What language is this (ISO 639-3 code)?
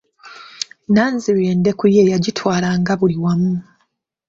lug